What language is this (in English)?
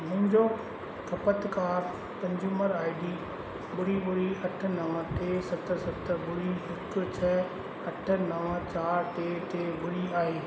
Sindhi